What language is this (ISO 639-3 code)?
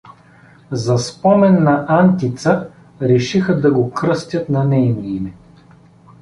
bul